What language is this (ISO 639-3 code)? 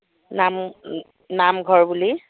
asm